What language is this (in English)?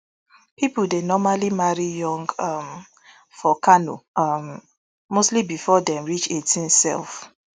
Nigerian Pidgin